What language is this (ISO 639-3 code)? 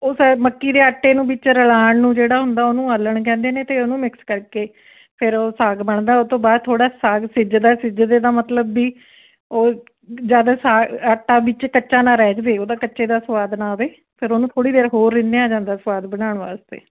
pan